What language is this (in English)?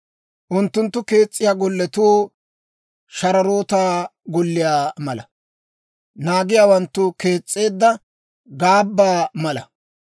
Dawro